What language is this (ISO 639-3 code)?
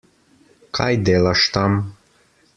slv